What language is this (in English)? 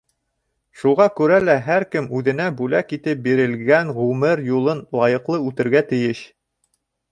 Bashkir